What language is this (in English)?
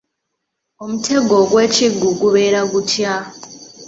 Ganda